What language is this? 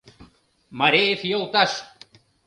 Mari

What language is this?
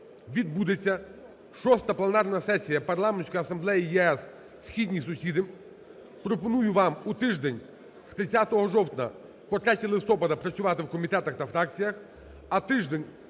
Ukrainian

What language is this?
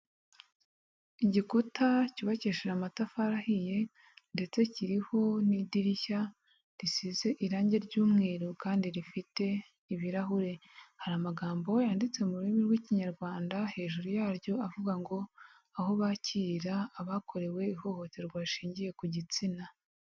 Kinyarwanda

